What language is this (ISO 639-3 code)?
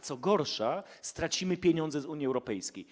pol